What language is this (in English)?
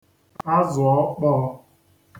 Igbo